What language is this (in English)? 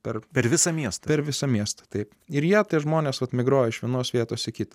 Lithuanian